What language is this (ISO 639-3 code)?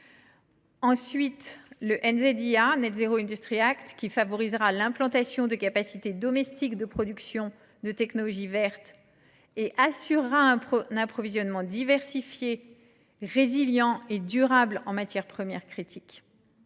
fra